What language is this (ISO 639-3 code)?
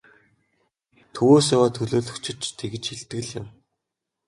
mon